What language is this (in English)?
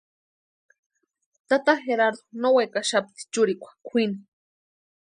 Western Highland Purepecha